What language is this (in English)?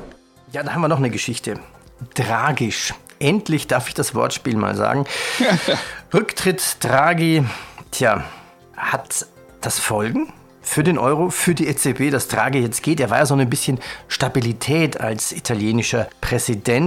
German